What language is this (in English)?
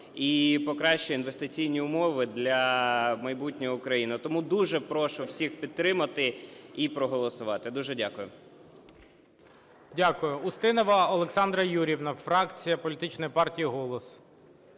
Ukrainian